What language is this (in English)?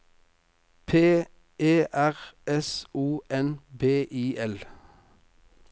Norwegian